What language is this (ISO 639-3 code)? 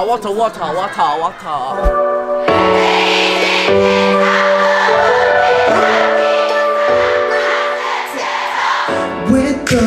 kor